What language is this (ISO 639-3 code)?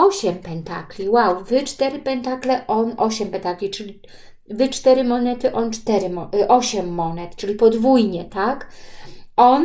pol